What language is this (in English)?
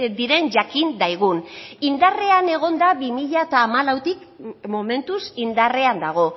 Basque